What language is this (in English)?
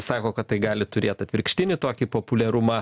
Lithuanian